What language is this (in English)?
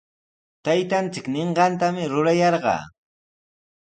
Sihuas Ancash Quechua